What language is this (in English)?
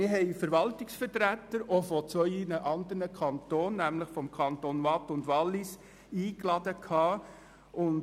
Swiss German